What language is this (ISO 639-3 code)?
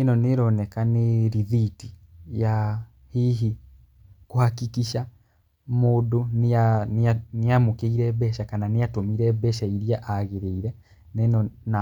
kik